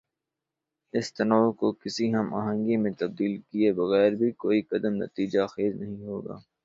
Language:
Urdu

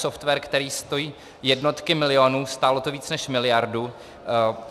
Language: Czech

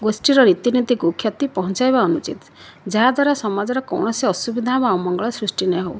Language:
Odia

